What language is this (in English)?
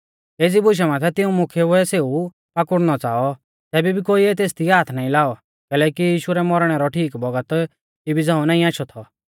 Mahasu Pahari